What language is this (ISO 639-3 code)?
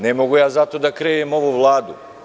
srp